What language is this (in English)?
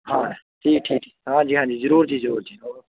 Punjabi